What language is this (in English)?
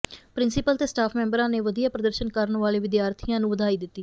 Punjabi